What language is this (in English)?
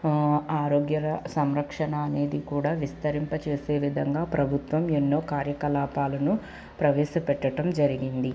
Telugu